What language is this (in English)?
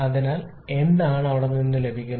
Malayalam